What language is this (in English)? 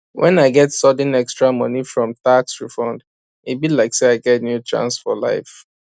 Nigerian Pidgin